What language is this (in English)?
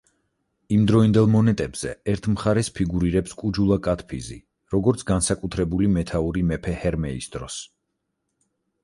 Georgian